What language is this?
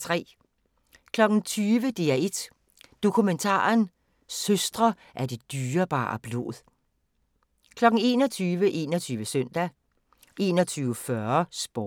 Danish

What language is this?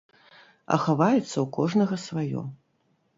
Belarusian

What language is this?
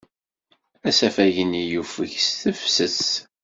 Kabyle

